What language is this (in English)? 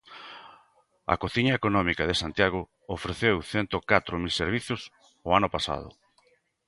Galician